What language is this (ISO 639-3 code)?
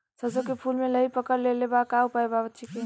bho